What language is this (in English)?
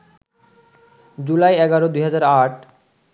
Bangla